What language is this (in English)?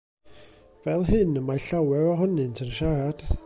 Welsh